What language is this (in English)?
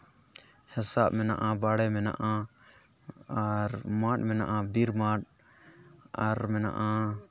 Santali